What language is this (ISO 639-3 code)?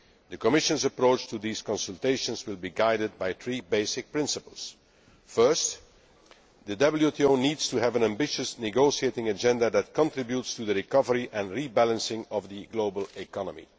eng